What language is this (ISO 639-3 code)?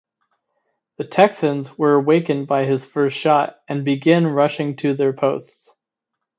eng